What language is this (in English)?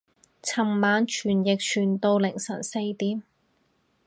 Cantonese